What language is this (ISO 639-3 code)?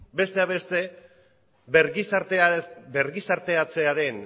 eus